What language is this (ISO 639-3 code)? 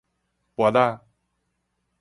nan